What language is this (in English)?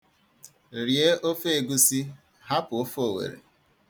Igbo